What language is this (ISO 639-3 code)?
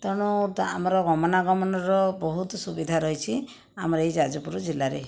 ori